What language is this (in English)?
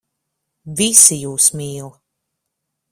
Latvian